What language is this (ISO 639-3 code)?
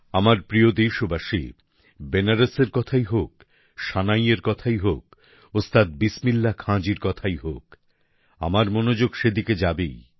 ben